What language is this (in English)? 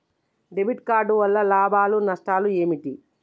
Telugu